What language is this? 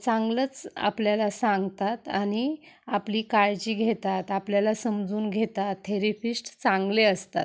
Marathi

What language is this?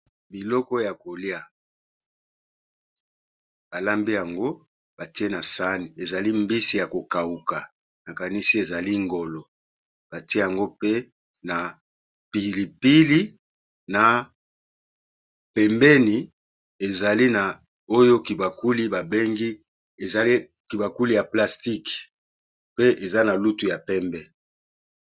Lingala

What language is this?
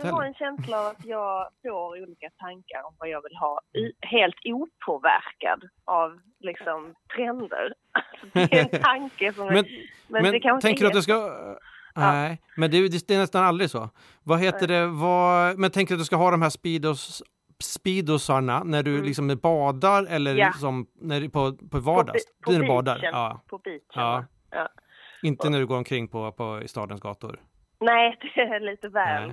Swedish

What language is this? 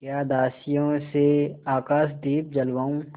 Hindi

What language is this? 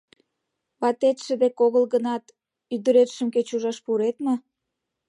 Mari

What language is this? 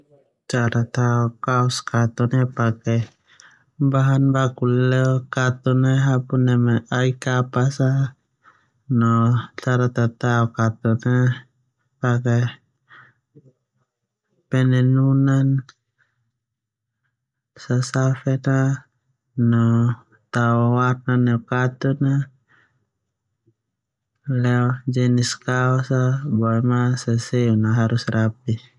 Termanu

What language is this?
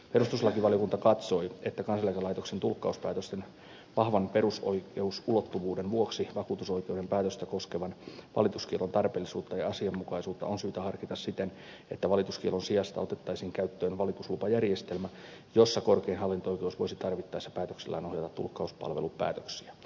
Finnish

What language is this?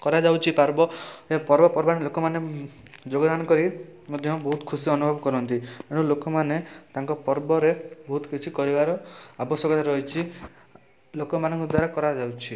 Odia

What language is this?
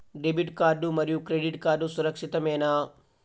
Telugu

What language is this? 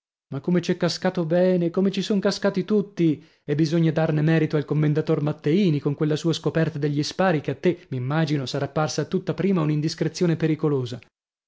Italian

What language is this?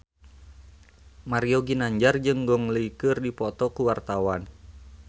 Sundanese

